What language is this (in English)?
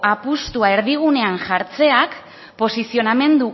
Basque